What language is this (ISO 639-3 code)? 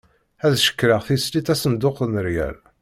kab